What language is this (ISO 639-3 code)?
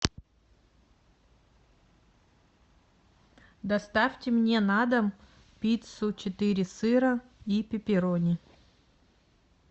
rus